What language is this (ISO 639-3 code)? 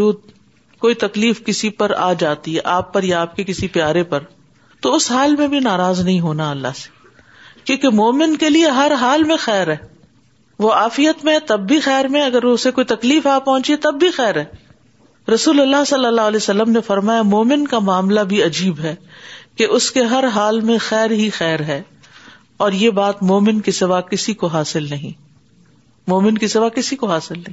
urd